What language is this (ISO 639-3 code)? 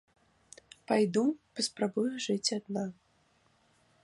bel